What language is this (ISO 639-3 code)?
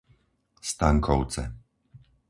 slk